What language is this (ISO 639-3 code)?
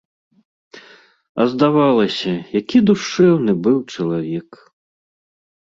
bel